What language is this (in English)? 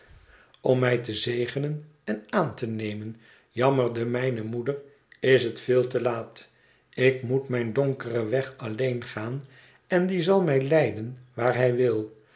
Dutch